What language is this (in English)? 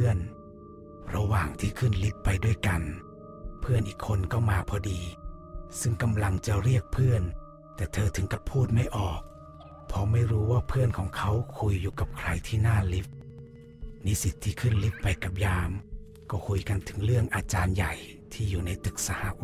Thai